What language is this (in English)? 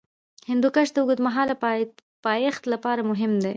Pashto